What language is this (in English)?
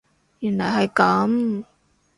Cantonese